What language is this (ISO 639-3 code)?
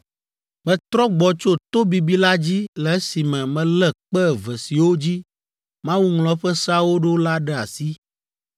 ewe